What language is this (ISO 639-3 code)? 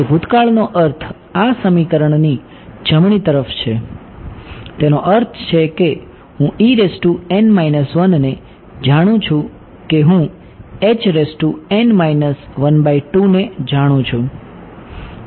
guj